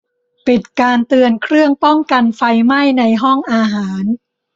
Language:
Thai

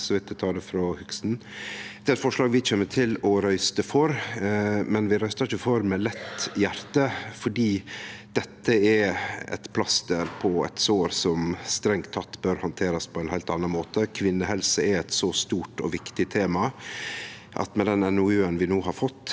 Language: Norwegian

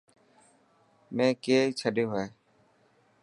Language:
Dhatki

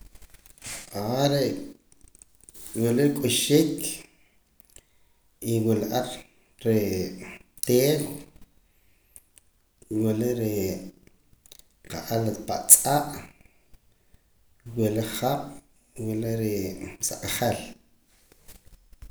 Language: Poqomam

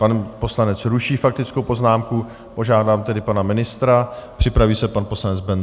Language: Czech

